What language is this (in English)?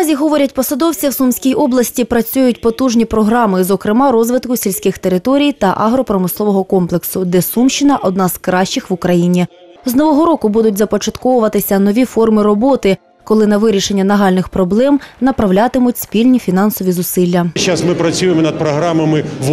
Ukrainian